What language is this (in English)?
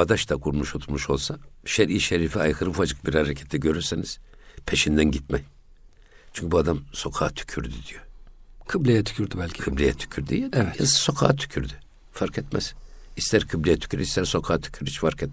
Turkish